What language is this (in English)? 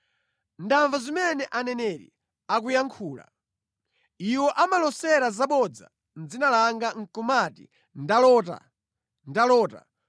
Nyanja